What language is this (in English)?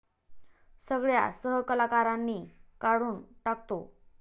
Marathi